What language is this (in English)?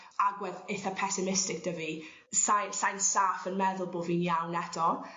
Welsh